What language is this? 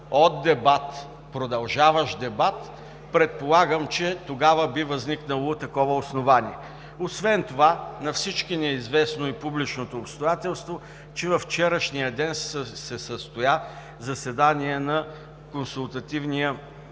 Bulgarian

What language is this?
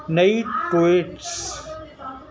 Urdu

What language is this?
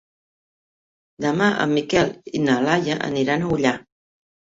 Catalan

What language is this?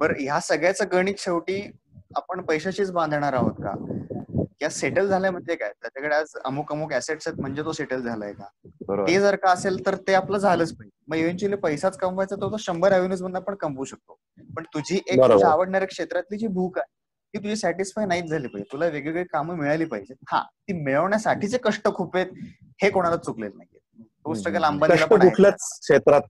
Marathi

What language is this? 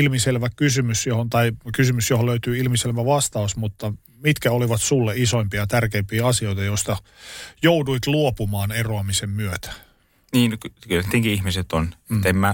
Finnish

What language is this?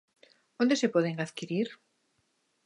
Galician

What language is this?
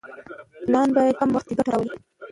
Pashto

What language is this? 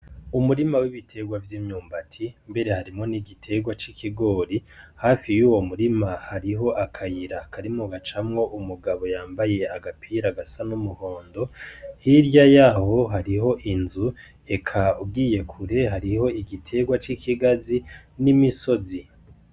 Rundi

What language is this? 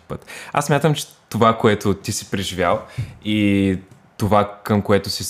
Bulgarian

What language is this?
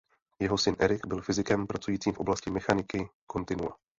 Czech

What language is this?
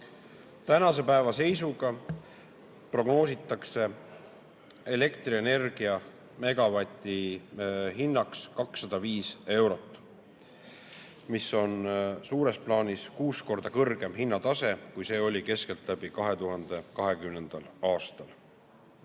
Estonian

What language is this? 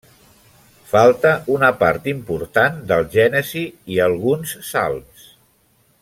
Catalan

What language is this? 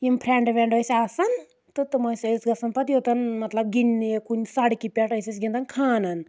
Kashmiri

